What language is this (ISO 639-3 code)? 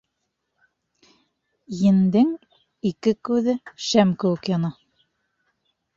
bak